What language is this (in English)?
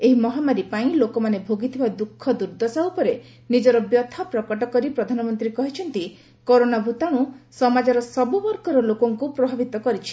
Odia